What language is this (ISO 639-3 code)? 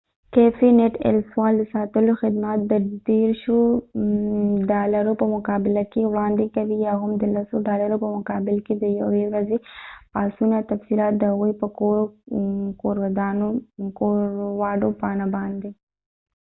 pus